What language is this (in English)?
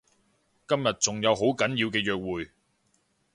Cantonese